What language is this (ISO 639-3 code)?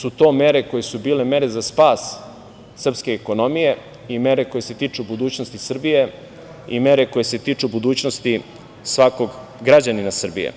srp